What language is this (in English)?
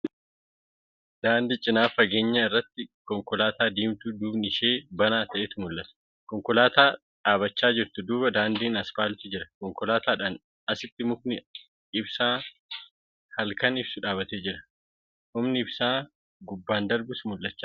Oromo